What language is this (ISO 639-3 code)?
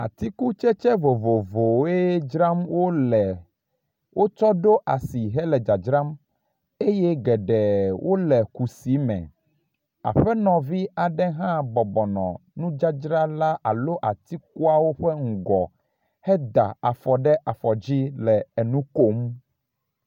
ewe